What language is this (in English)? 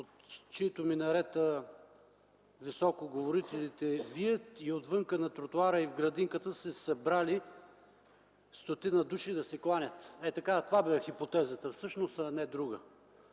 Bulgarian